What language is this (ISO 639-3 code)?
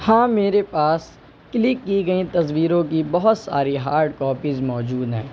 urd